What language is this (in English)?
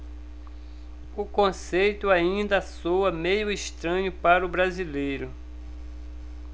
Portuguese